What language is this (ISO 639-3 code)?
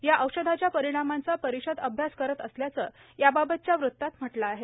mar